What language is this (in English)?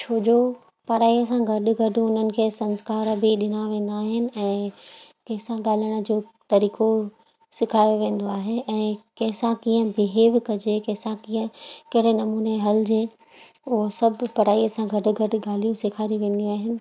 Sindhi